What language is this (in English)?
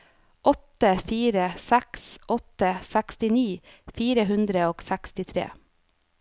Norwegian